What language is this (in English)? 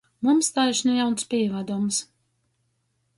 Latgalian